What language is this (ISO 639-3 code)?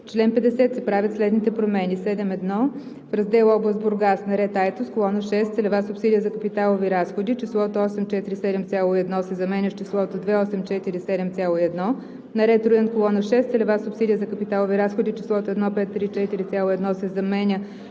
bul